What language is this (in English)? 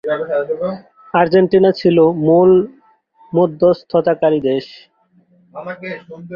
Bangla